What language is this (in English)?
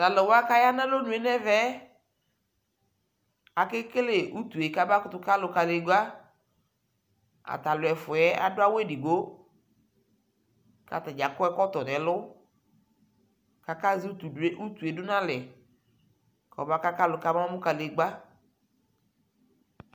Ikposo